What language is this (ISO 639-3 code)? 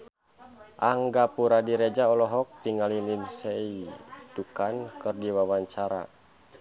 sun